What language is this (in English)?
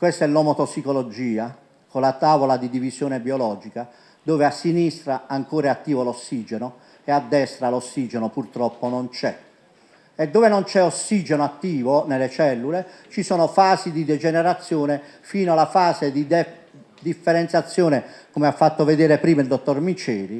Italian